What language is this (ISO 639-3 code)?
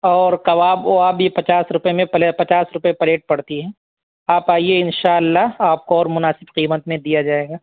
urd